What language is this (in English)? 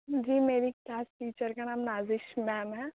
Urdu